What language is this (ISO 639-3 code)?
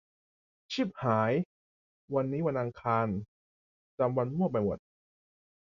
tha